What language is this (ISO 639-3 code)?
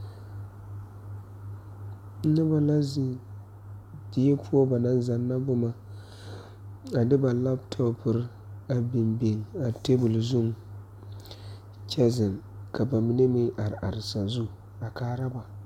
dga